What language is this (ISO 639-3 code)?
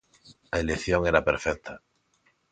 glg